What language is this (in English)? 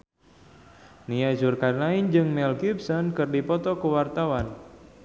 Sundanese